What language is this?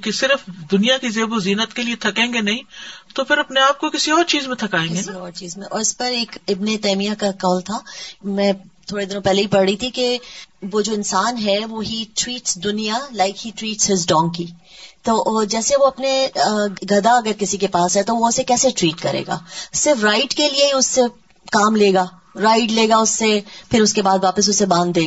Urdu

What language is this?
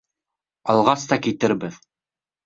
Bashkir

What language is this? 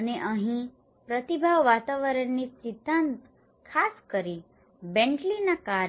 Gujarati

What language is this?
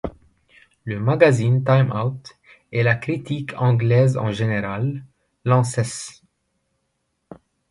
French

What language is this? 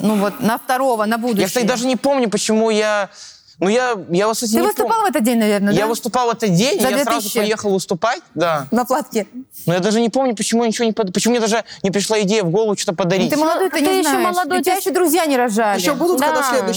Russian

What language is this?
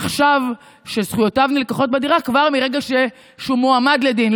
Hebrew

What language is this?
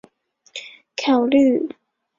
Chinese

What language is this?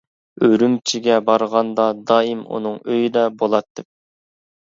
Uyghur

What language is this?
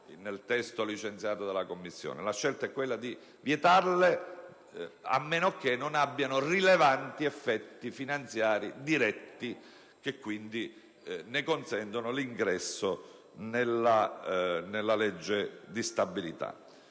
Italian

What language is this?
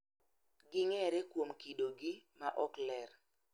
Luo (Kenya and Tanzania)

